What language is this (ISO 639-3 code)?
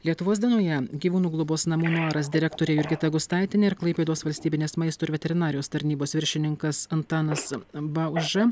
lit